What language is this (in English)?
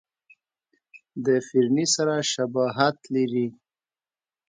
Pashto